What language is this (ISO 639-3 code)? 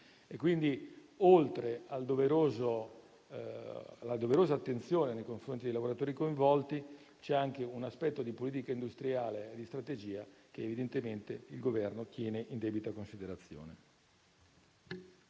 ita